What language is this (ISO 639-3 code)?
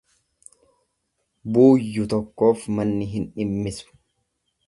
orm